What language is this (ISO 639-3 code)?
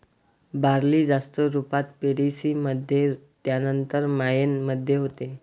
mar